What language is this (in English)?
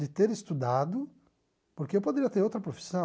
Portuguese